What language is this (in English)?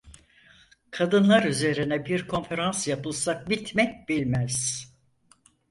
Turkish